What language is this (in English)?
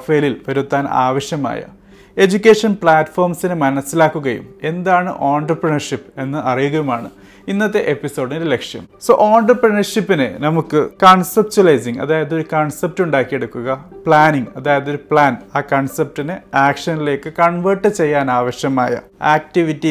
Malayalam